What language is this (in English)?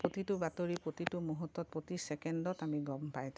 Assamese